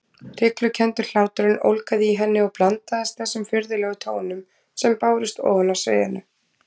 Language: Icelandic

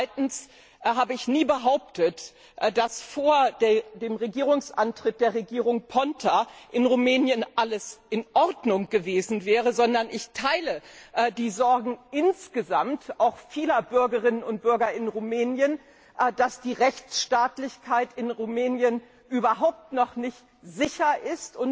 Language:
German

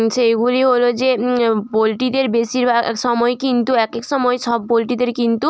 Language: Bangla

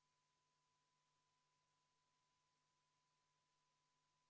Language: Estonian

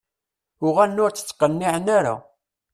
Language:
Kabyle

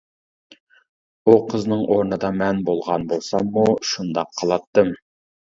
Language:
Uyghur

